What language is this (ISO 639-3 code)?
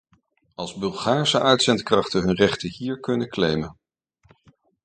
nld